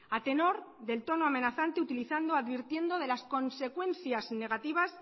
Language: Spanish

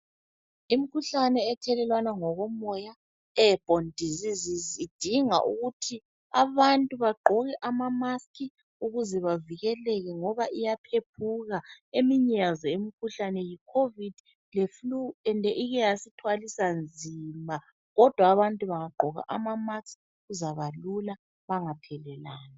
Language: North Ndebele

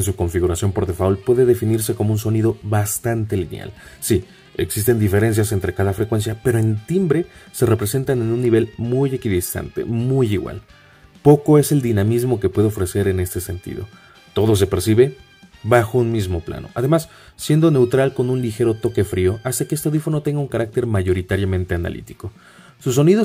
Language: Spanish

